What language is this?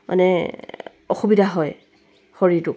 Assamese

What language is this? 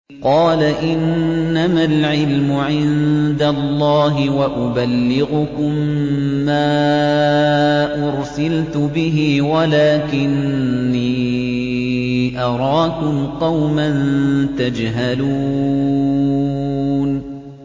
Arabic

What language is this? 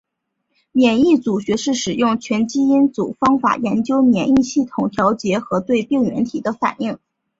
Chinese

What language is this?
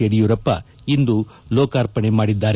Kannada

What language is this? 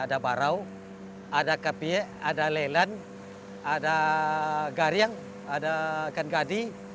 Indonesian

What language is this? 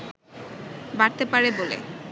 Bangla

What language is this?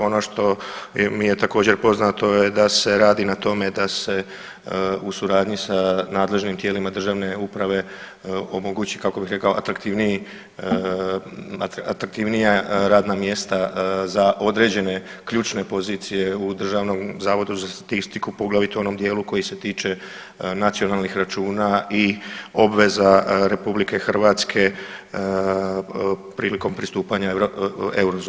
Croatian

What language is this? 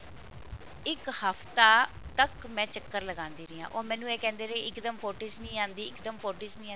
Punjabi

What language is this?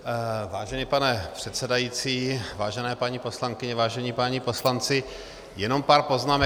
Czech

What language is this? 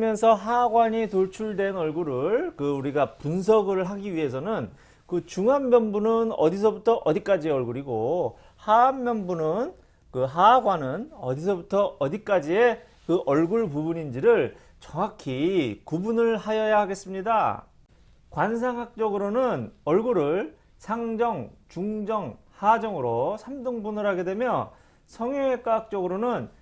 Korean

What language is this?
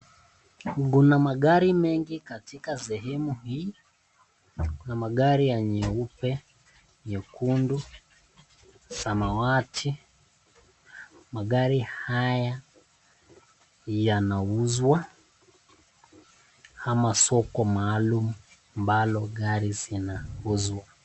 Swahili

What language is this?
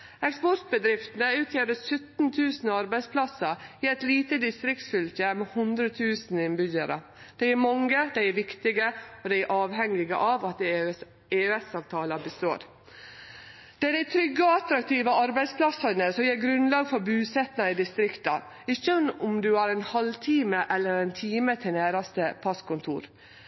Norwegian Nynorsk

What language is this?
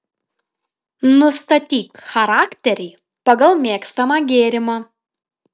Lithuanian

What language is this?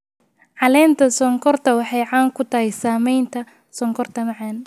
Somali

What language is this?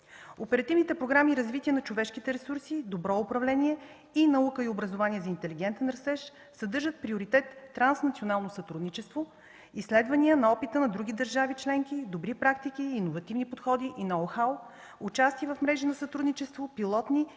Bulgarian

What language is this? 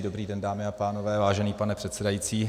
Czech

